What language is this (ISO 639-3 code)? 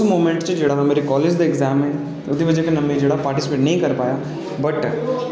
doi